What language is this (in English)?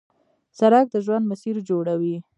Pashto